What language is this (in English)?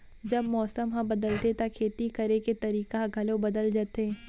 Chhattisgarhi